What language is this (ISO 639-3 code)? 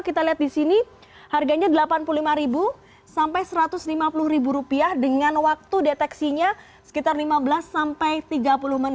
ind